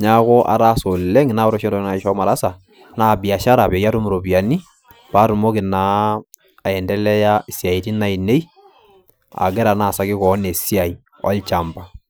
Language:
Masai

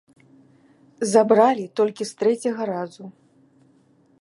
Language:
Belarusian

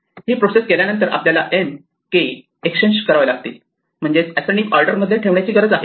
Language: Marathi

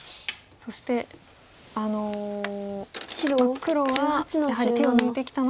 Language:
Japanese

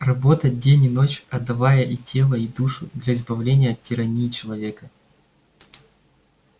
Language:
Russian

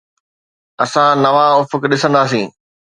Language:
Sindhi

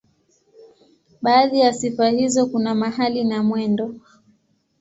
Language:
Swahili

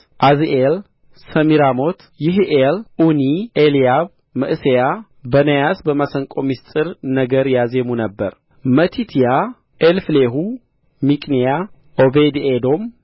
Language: Amharic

